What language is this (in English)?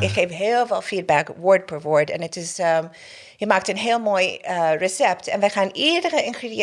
Dutch